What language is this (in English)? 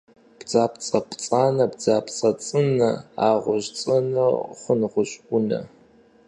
Kabardian